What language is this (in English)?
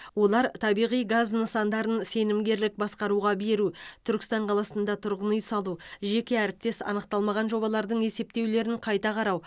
Kazakh